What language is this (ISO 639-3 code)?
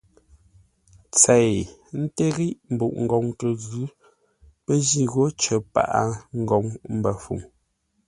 nla